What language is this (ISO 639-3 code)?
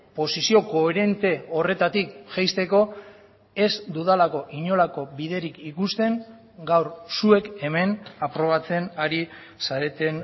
eus